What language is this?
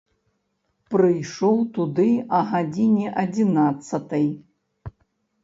Belarusian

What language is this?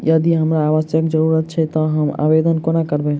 Maithili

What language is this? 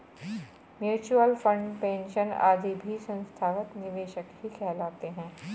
Hindi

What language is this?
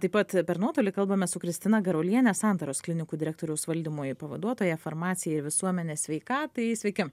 Lithuanian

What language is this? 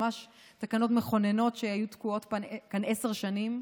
Hebrew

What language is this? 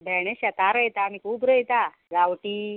Konkani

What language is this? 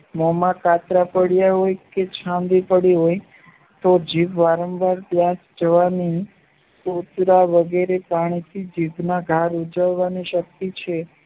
Gujarati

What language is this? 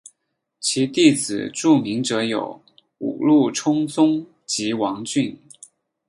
Chinese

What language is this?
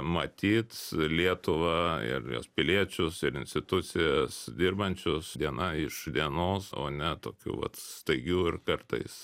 Lithuanian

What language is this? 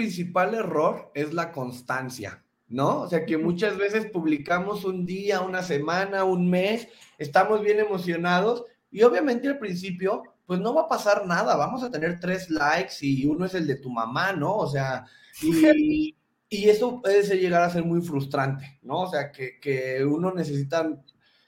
Spanish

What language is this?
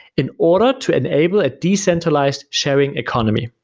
English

